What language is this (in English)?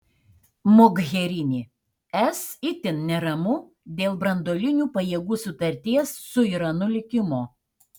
Lithuanian